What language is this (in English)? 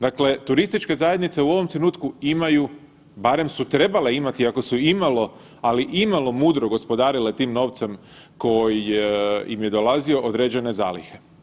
Croatian